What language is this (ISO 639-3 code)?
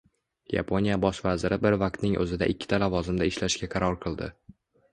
uzb